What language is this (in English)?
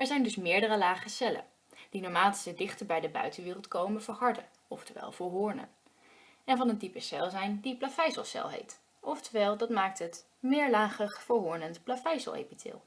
Dutch